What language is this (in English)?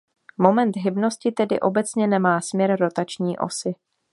Czech